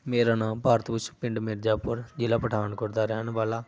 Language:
Punjabi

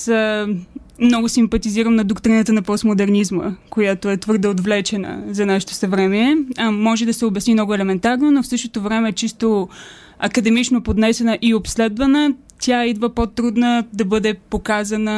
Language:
Bulgarian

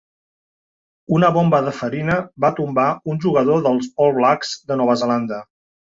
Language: Catalan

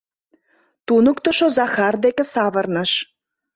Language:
Mari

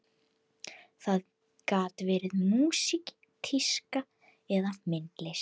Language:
Icelandic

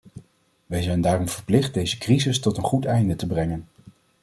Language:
Dutch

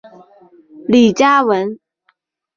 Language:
Chinese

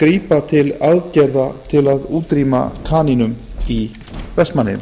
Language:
Icelandic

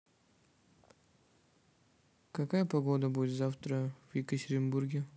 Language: Russian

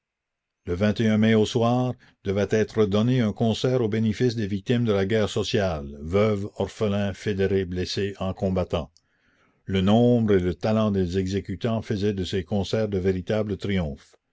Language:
French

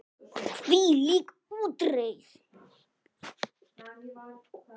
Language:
Icelandic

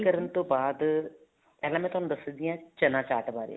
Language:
Punjabi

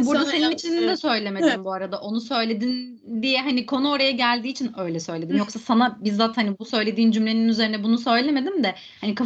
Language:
Turkish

